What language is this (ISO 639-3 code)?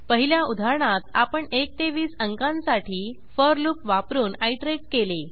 mar